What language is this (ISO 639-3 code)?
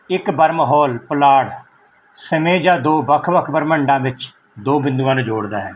pan